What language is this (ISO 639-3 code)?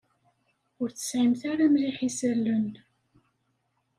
kab